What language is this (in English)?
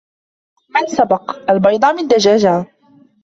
Arabic